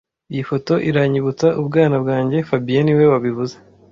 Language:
Kinyarwanda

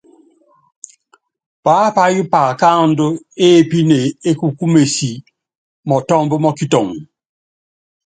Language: Yangben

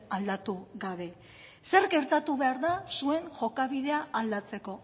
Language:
Basque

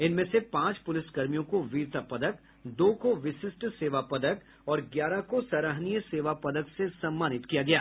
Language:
Hindi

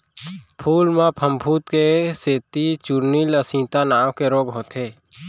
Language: Chhattisgarhi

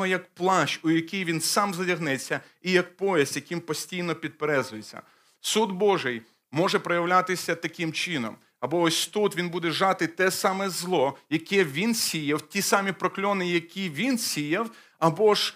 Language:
Ukrainian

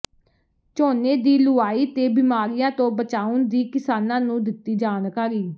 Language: Punjabi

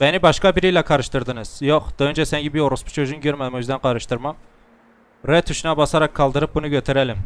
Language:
Turkish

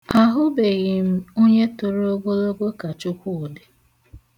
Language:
Igbo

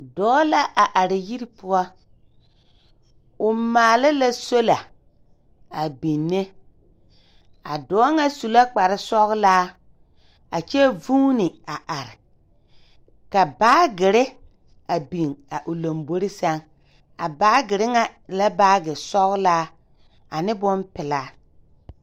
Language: Southern Dagaare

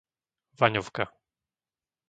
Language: Slovak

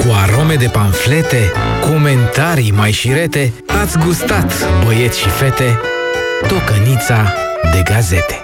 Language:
Romanian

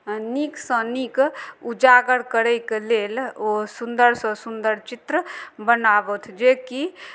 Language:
Maithili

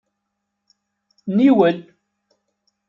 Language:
Kabyle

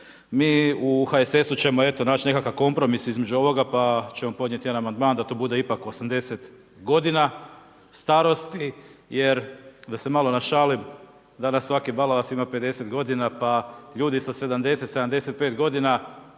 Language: Croatian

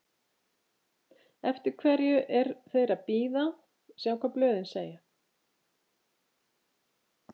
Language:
Icelandic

